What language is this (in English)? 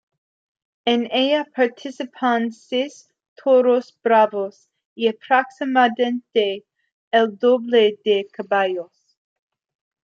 Spanish